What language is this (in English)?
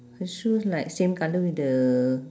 English